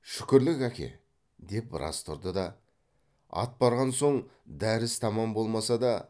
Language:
Kazakh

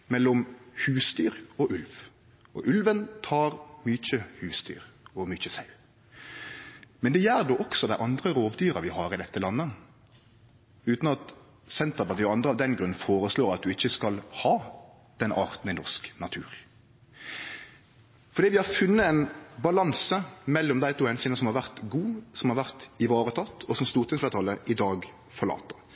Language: Norwegian Nynorsk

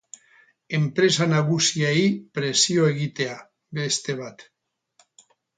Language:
Basque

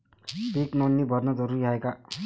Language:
Marathi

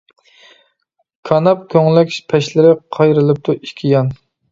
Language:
Uyghur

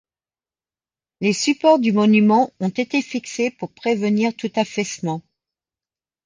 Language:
French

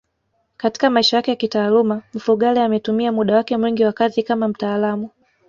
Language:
Swahili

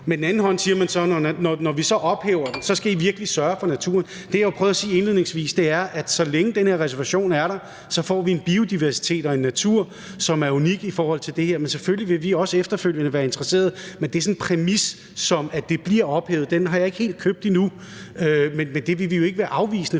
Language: Danish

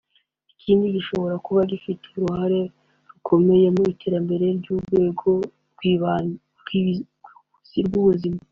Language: Kinyarwanda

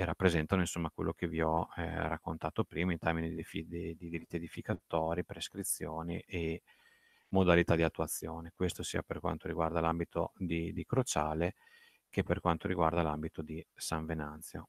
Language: Italian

